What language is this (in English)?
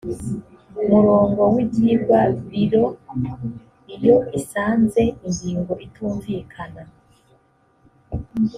Kinyarwanda